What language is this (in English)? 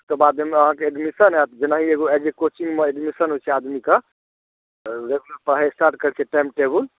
Maithili